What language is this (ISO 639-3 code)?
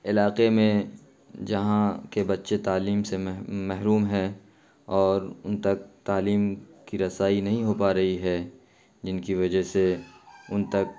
urd